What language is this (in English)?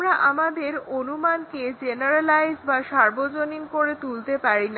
Bangla